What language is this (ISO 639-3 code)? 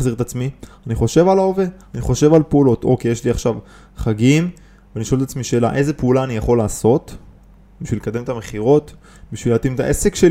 heb